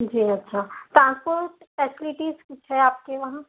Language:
Urdu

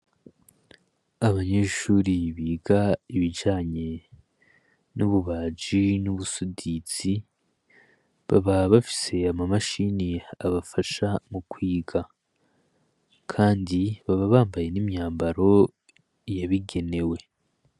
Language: Rundi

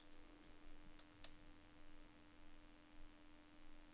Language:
Norwegian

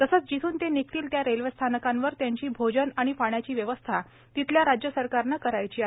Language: Marathi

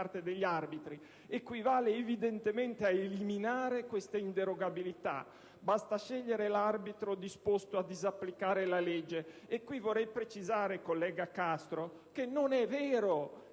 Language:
Italian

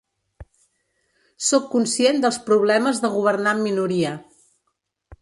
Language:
Catalan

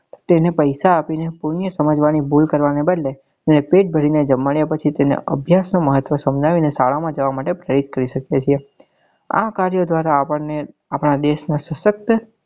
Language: Gujarati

